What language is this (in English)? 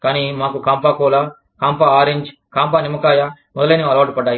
Telugu